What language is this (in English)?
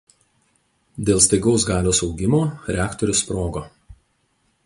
Lithuanian